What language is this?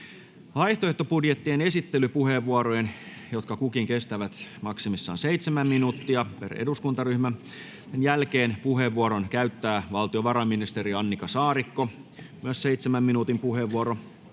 Finnish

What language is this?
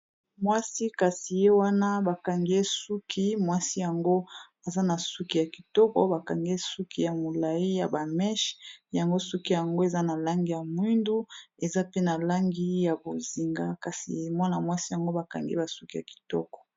Lingala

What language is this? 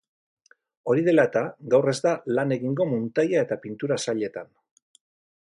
Basque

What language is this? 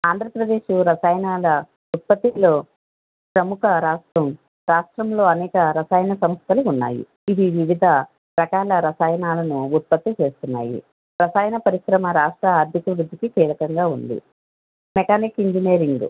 Telugu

